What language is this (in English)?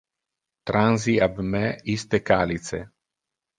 Interlingua